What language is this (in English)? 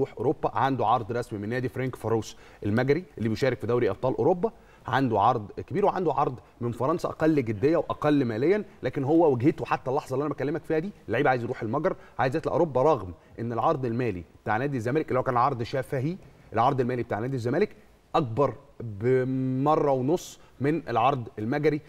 Arabic